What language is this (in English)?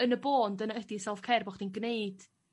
Welsh